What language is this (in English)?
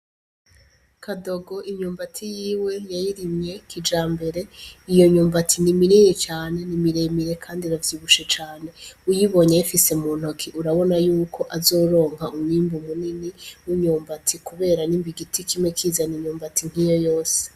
Rundi